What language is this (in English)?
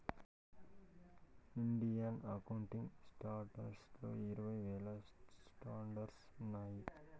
Telugu